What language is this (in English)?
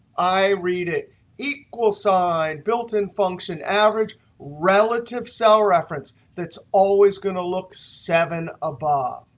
English